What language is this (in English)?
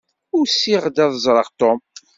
Kabyle